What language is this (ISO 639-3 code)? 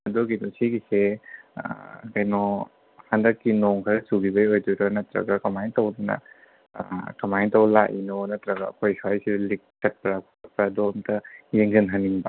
mni